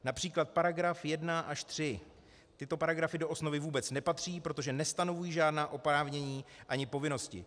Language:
Czech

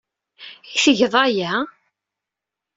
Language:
Kabyle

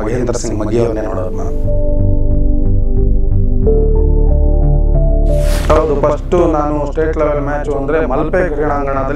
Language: Arabic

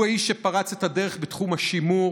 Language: Hebrew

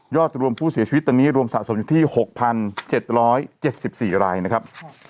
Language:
Thai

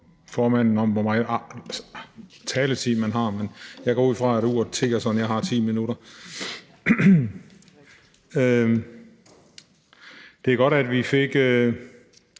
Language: Danish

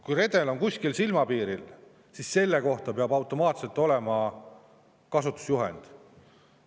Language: Estonian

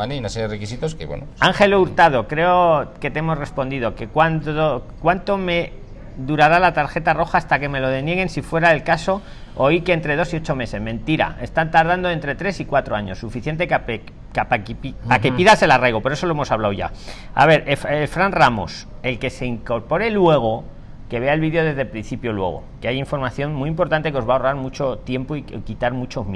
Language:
Spanish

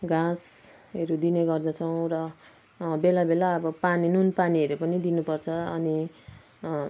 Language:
Nepali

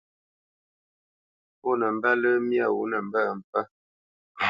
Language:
Bamenyam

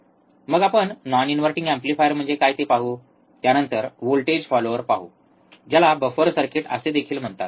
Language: Marathi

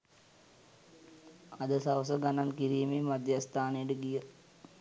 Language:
Sinhala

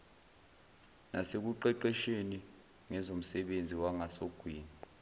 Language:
Zulu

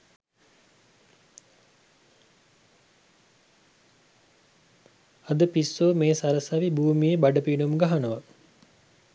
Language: Sinhala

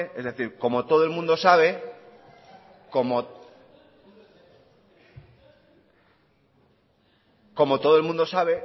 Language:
Spanish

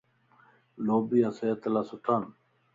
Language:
Lasi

